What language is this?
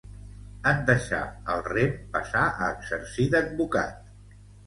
Catalan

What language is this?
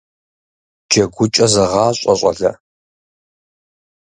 Kabardian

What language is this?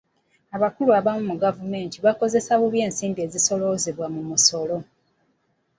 Ganda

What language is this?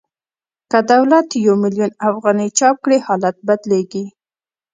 Pashto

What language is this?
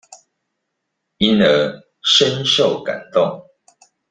Chinese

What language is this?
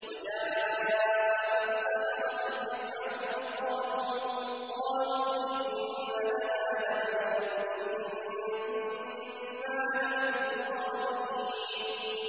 Arabic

